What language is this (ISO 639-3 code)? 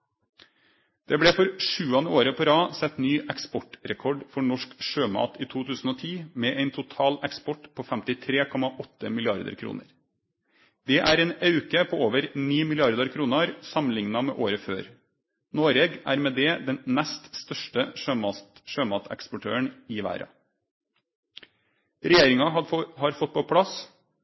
nno